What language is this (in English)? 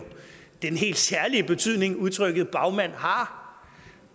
Danish